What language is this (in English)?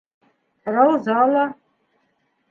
Bashkir